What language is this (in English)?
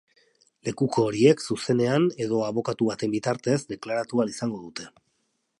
Basque